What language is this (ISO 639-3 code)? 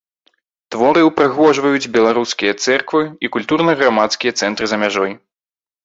bel